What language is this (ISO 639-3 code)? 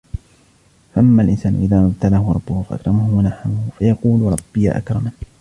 ara